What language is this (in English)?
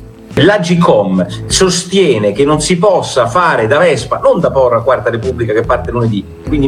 Italian